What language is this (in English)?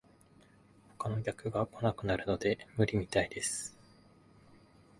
Japanese